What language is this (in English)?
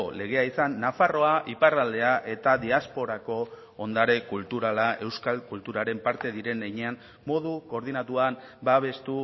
Basque